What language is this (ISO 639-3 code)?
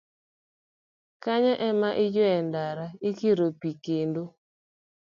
luo